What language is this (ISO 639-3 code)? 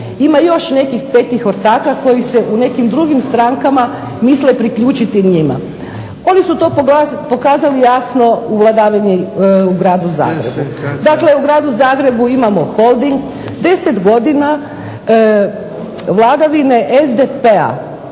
hrv